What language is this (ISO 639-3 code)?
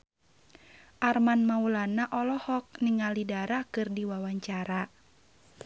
sun